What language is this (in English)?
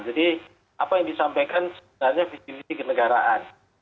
Indonesian